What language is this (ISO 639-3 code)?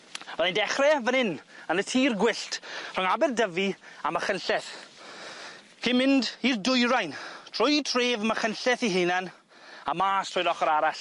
cym